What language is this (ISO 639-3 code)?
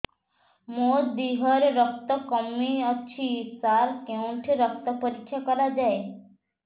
ori